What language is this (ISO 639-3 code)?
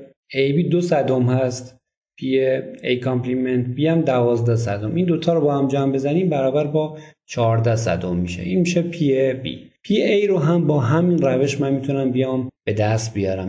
fas